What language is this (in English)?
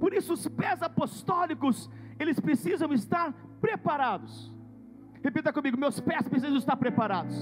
Portuguese